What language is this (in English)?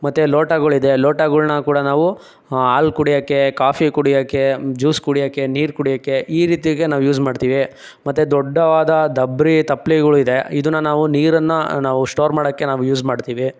Kannada